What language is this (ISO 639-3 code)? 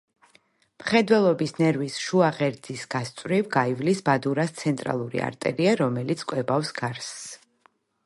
kat